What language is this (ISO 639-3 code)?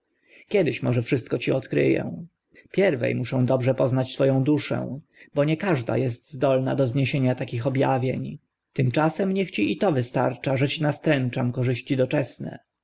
pol